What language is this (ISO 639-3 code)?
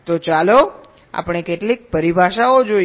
guj